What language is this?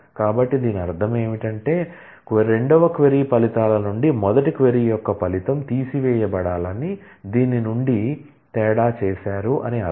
Telugu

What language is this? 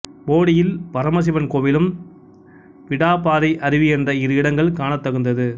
Tamil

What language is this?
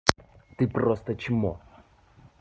Russian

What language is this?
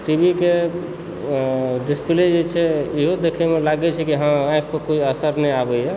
Maithili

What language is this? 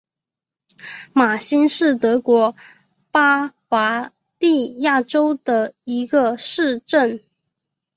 Chinese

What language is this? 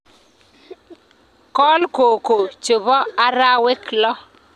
Kalenjin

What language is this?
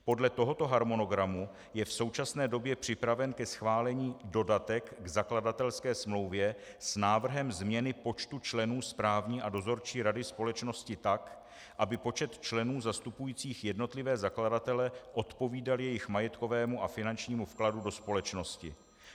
Czech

